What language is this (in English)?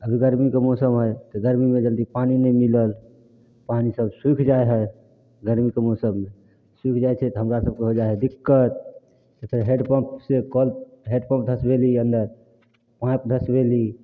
Maithili